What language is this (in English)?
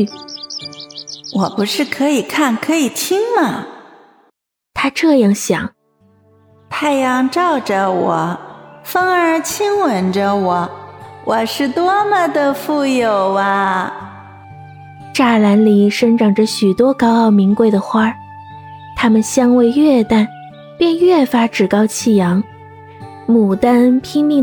Chinese